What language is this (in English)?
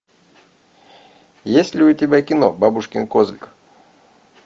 Russian